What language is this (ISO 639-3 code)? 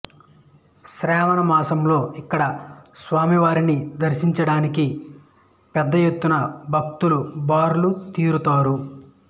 tel